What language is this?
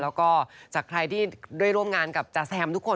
Thai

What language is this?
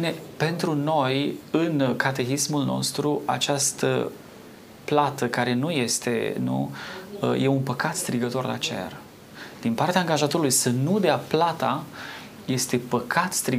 Romanian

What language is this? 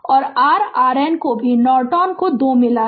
Hindi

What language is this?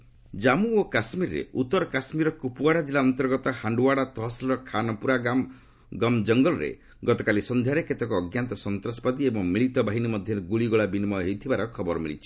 Odia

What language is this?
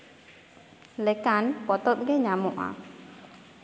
Santali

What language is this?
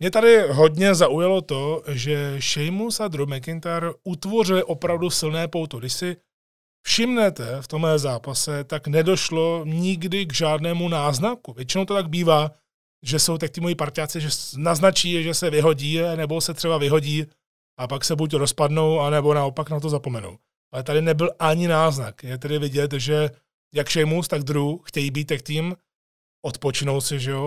Czech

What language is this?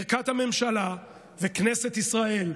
Hebrew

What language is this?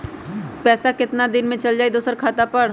Magahi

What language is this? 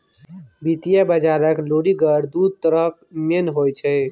Maithili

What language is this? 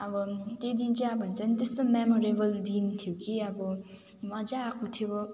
Nepali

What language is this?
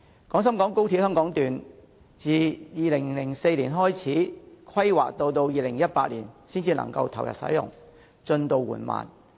Cantonese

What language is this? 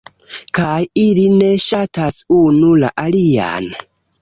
Esperanto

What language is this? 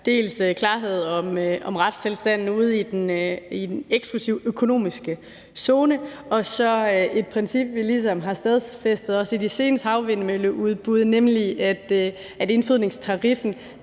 Danish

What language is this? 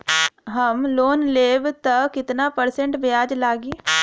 Bhojpuri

